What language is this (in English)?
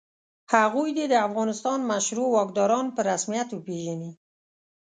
Pashto